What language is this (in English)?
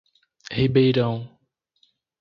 Portuguese